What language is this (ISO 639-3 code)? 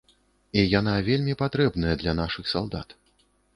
bel